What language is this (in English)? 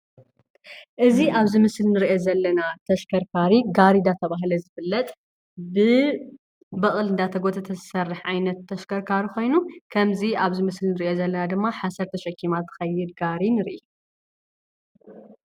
Tigrinya